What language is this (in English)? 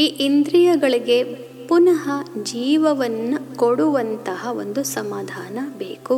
Kannada